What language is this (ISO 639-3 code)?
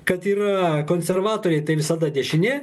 lit